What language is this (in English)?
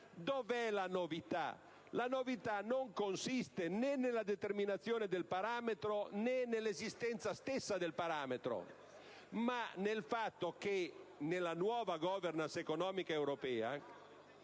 Italian